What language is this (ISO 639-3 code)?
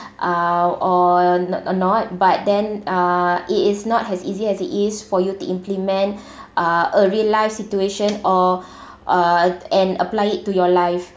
eng